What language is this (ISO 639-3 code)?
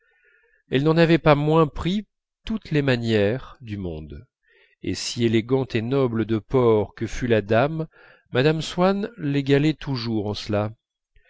fra